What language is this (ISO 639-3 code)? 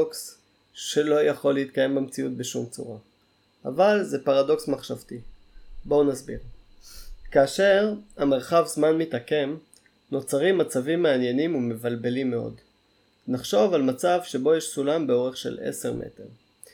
heb